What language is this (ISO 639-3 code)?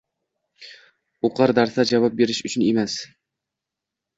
uzb